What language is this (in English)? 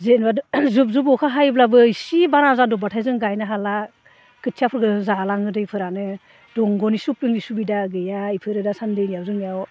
Bodo